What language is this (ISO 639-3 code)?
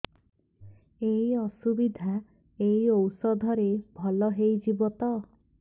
ori